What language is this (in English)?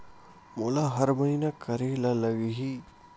Chhattisgarhi